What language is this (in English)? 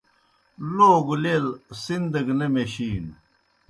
Kohistani Shina